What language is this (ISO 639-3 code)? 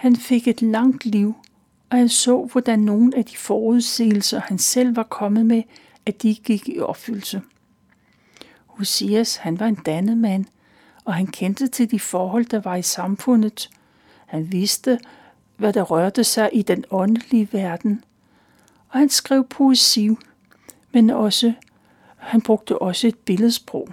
dan